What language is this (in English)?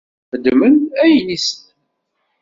Kabyle